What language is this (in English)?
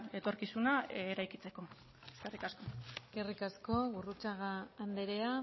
Basque